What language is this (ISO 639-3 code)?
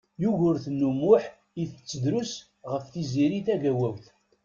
kab